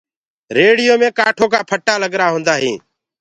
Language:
Gurgula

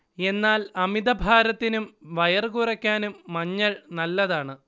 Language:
Malayalam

